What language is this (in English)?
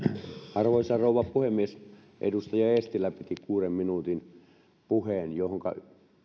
Finnish